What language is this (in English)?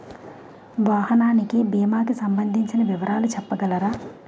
Telugu